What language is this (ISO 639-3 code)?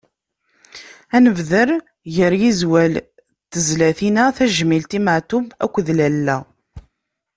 kab